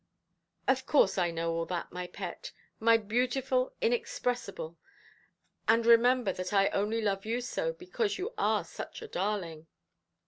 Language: English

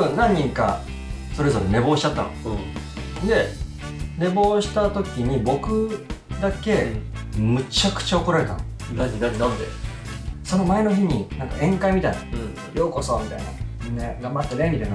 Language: Japanese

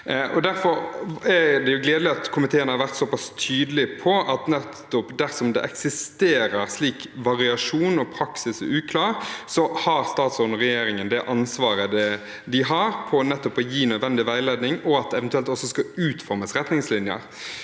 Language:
Norwegian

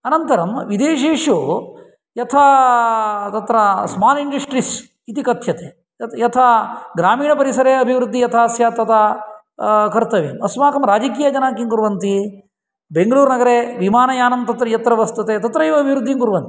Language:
Sanskrit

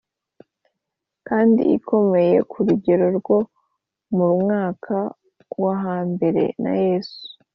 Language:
Kinyarwanda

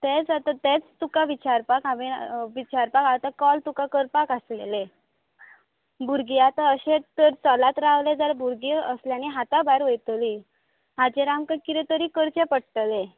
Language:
Konkani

